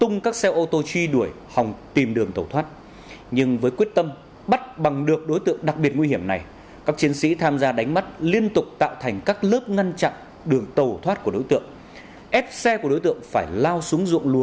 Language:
Vietnamese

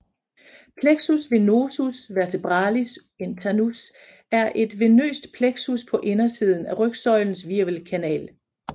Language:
Danish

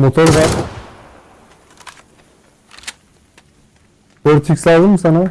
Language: Turkish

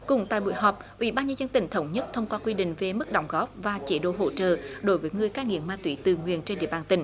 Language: Vietnamese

